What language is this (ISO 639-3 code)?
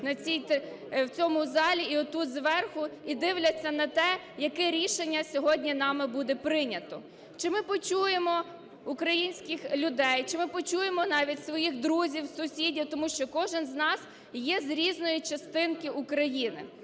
ukr